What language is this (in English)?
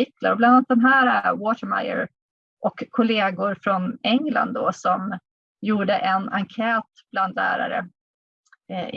Swedish